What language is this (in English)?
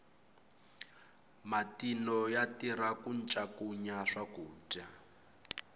Tsonga